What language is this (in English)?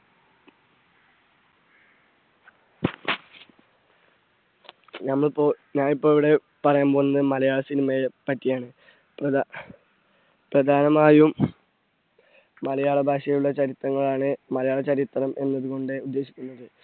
Malayalam